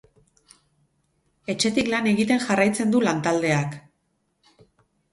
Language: Basque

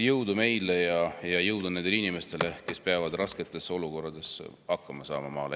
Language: Estonian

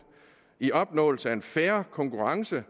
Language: Danish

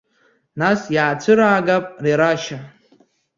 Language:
Abkhazian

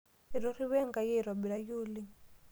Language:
Masai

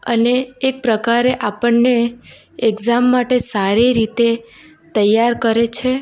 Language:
Gujarati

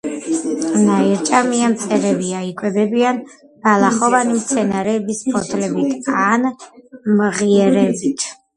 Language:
Georgian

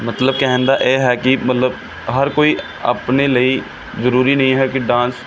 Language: Punjabi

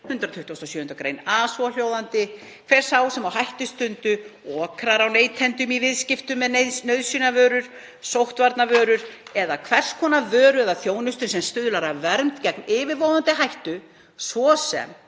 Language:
Icelandic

